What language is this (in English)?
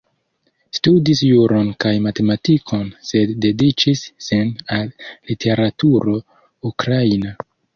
Esperanto